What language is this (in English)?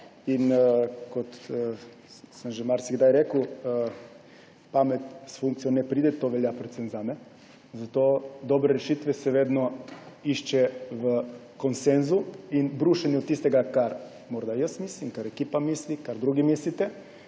Slovenian